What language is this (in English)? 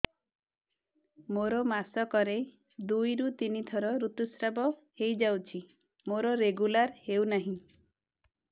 Odia